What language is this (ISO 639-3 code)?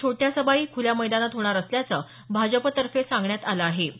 mar